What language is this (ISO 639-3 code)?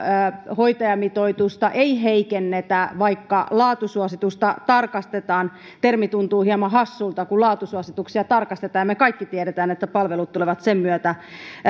fin